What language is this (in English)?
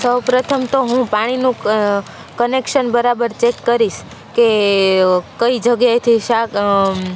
Gujarati